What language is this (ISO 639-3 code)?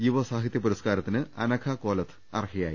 mal